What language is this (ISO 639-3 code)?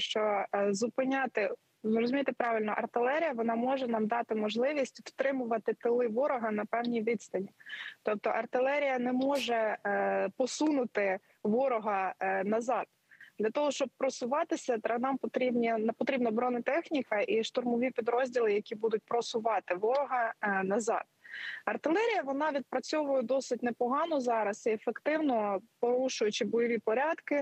ukr